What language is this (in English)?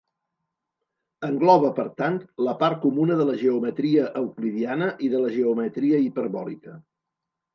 Catalan